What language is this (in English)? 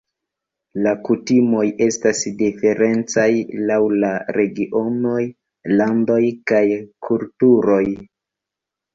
Esperanto